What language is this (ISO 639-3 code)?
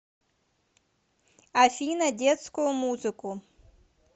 rus